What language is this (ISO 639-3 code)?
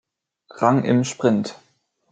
deu